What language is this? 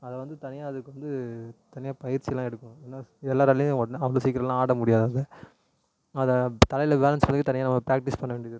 Tamil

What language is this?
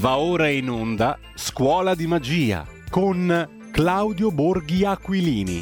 Italian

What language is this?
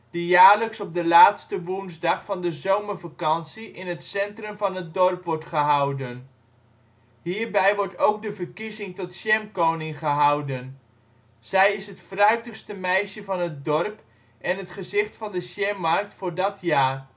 Dutch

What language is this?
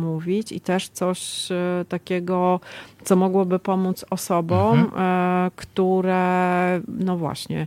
Polish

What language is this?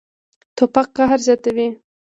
Pashto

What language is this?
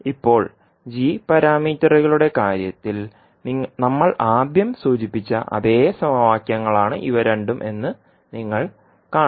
Malayalam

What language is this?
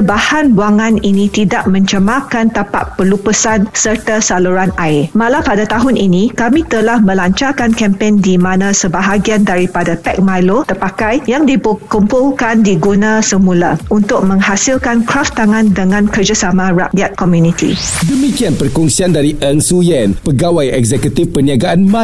Malay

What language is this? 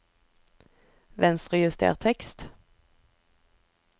Norwegian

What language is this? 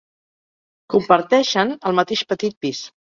Catalan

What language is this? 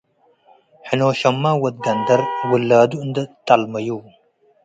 Tigre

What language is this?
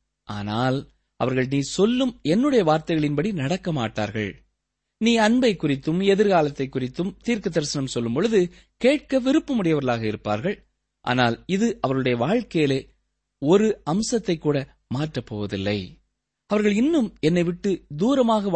Tamil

